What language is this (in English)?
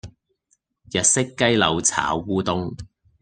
Cantonese